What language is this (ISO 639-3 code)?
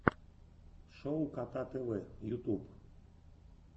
rus